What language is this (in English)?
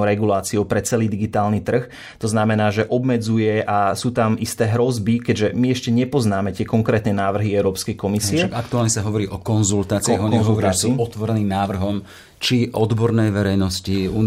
Slovak